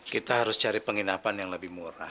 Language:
Indonesian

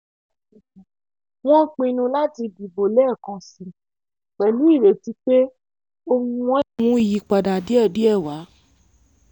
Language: Yoruba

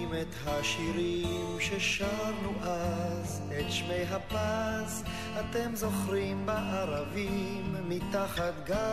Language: Hebrew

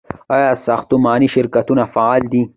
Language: Pashto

